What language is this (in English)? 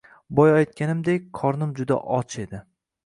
Uzbek